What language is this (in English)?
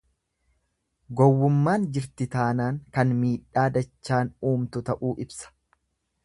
Oromo